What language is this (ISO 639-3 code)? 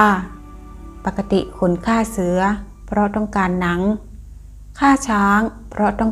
tha